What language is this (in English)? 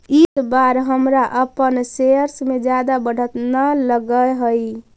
Magahi